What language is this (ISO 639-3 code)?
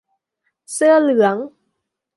tha